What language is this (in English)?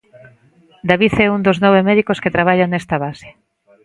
Galician